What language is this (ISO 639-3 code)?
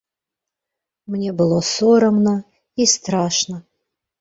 bel